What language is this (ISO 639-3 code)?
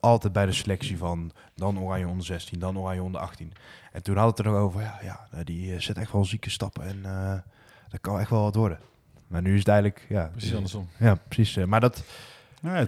nld